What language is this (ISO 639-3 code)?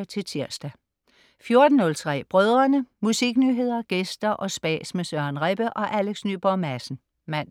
dan